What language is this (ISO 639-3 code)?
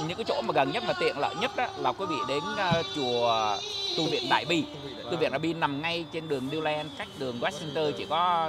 vie